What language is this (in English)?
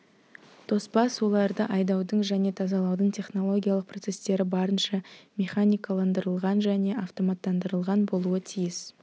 Kazakh